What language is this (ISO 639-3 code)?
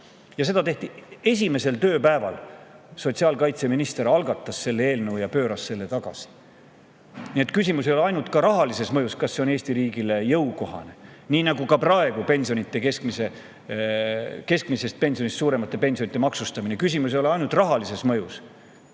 est